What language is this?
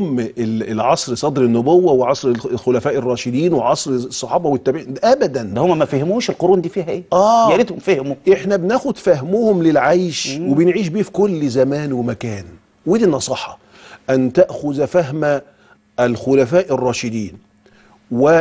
Arabic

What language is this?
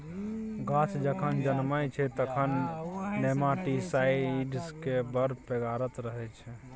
Maithili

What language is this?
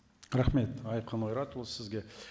Kazakh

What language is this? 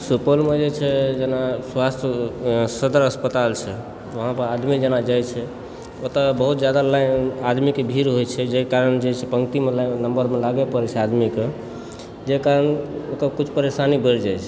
Maithili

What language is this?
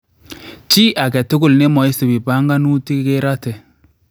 Kalenjin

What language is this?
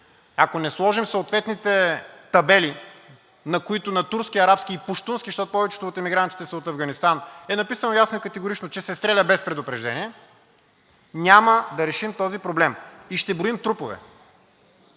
Bulgarian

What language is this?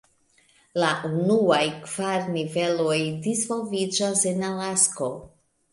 Esperanto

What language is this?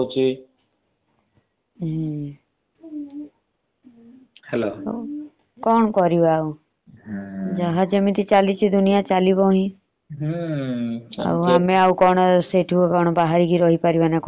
Odia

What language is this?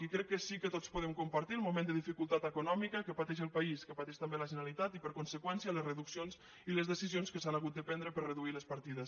Catalan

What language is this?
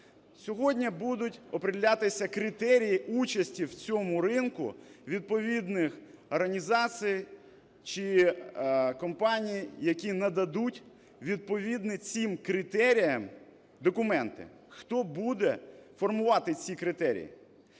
Ukrainian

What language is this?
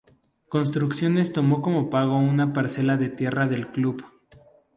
Spanish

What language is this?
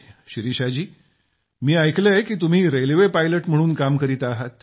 Marathi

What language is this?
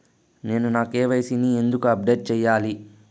Telugu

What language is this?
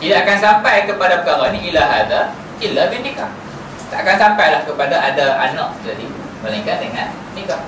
Malay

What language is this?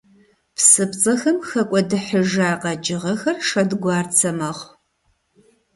Kabardian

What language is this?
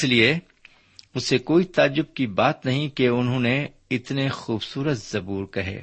Urdu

